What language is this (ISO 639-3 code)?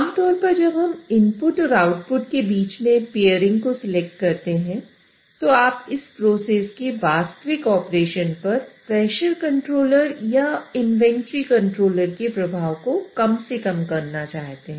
hin